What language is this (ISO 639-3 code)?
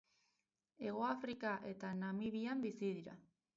eus